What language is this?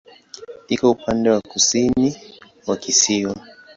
Swahili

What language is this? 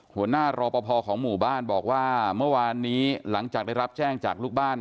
Thai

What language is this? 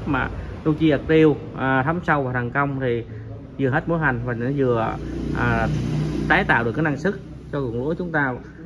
Vietnamese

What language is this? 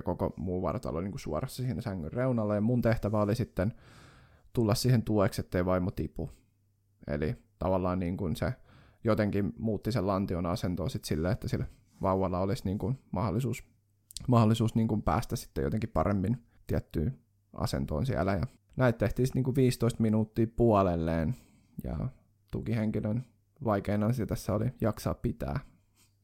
Finnish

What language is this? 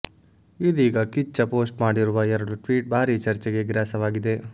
Kannada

